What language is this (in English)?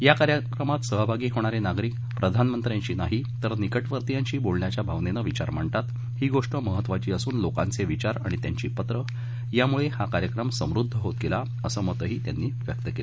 Marathi